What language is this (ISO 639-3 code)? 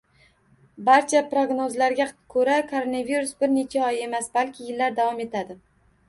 uzb